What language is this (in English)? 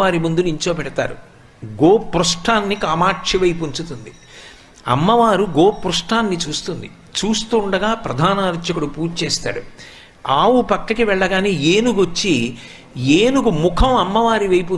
Telugu